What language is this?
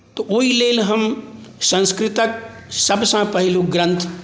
Maithili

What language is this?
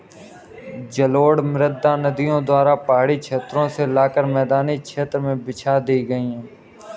Hindi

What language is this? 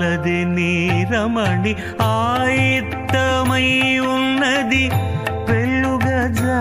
Indonesian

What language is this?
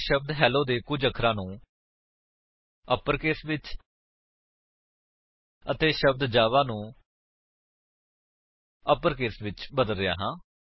Punjabi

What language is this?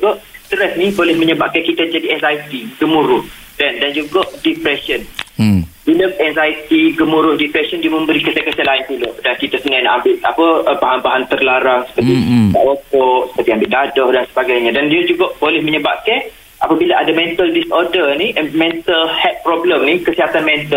Malay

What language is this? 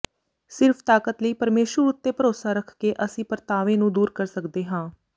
Punjabi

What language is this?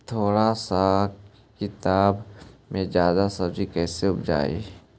Magahi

